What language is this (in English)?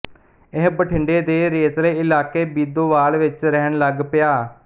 Punjabi